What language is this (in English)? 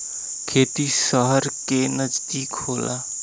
Bhojpuri